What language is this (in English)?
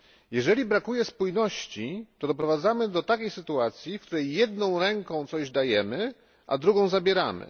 Polish